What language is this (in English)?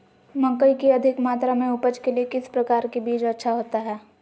Magahi